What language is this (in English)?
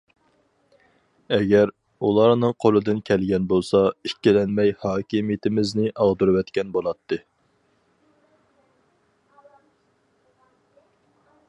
Uyghur